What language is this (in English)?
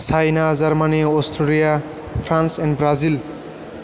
Bodo